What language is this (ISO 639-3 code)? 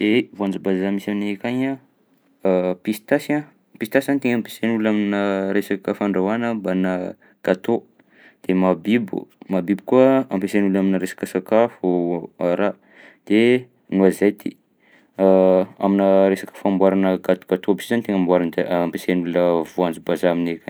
bzc